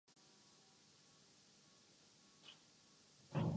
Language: Urdu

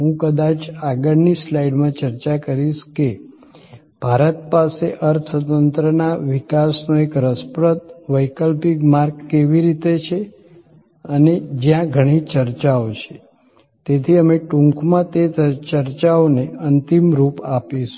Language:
Gujarati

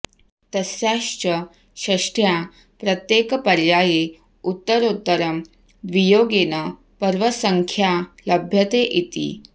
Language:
Sanskrit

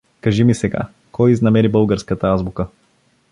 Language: Bulgarian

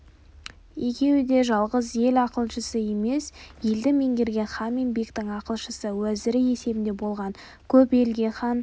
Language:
Kazakh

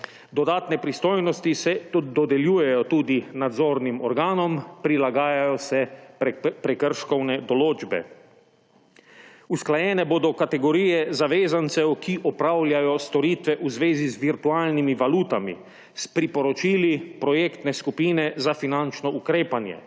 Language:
Slovenian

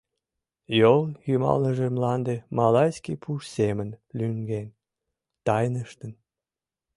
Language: Mari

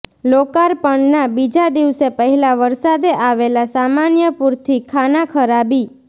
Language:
Gujarati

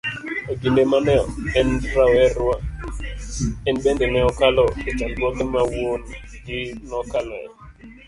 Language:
Luo (Kenya and Tanzania)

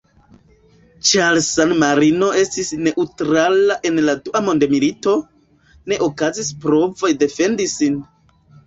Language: Esperanto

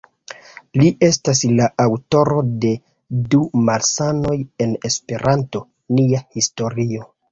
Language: Esperanto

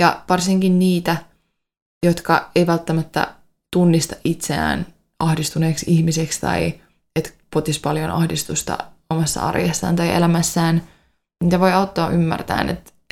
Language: Finnish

